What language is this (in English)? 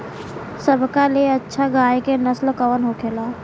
Bhojpuri